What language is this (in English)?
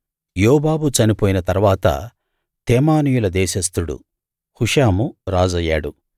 Telugu